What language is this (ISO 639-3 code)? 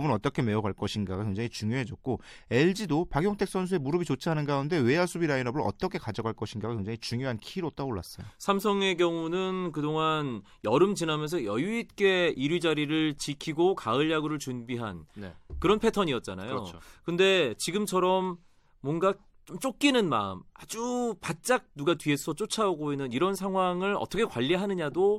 kor